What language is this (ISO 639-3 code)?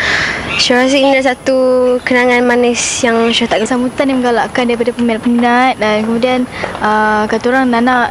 msa